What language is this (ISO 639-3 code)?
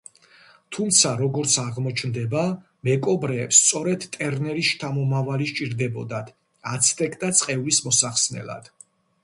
kat